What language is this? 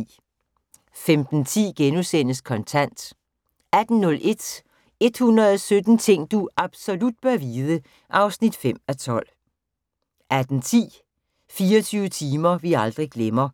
Danish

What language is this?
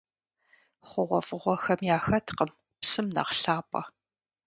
Kabardian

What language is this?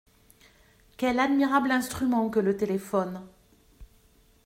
French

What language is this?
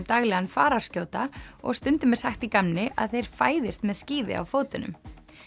Icelandic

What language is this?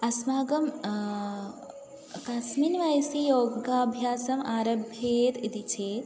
Sanskrit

